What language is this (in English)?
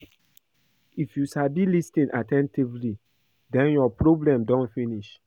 Nigerian Pidgin